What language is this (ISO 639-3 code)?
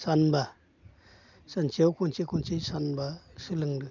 brx